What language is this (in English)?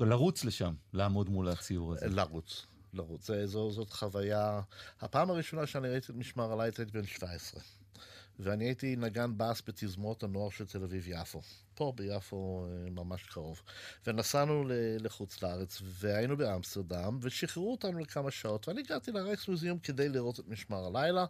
Hebrew